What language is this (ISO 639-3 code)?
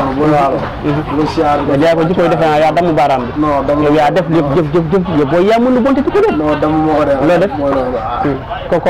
ara